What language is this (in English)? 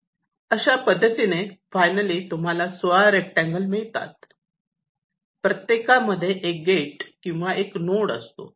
Marathi